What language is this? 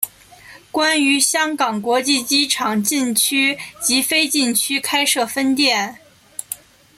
Chinese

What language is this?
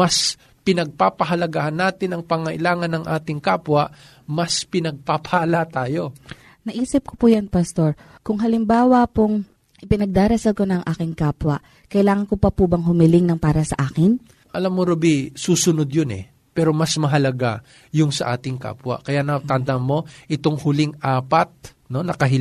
Filipino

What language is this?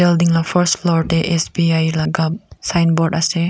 Naga Pidgin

